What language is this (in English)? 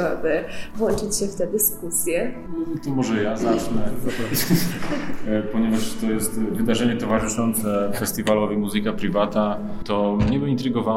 Polish